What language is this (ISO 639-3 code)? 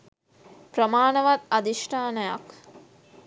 sin